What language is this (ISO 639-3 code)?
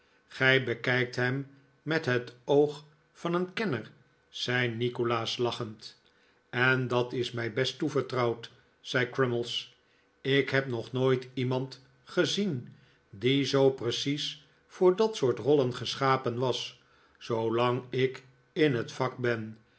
nld